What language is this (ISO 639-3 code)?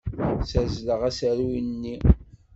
kab